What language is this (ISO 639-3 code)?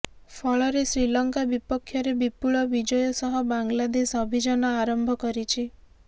ori